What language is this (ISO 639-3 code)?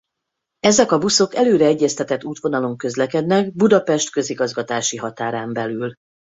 hun